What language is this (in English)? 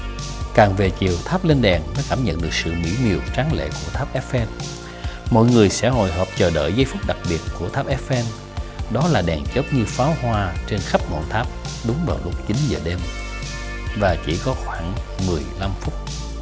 Vietnamese